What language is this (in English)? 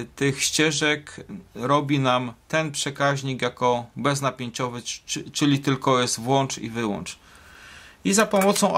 Polish